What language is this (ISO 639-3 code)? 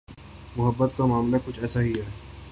urd